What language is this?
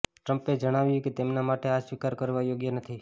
Gujarati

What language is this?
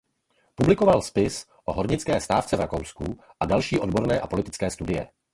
Czech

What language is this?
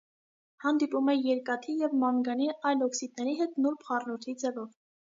Armenian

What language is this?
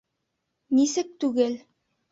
Bashkir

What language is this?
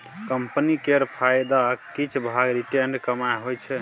Maithili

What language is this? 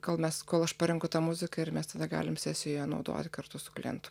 Lithuanian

